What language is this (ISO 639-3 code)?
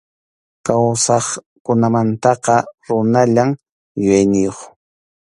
qxu